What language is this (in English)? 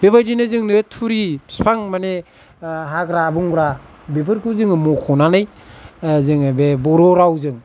Bodo